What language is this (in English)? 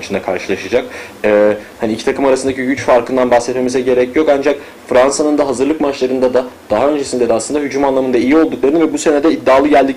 Turkish